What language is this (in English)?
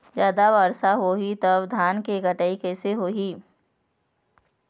Chhattisgarhi